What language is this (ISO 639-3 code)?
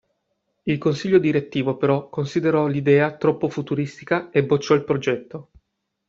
ita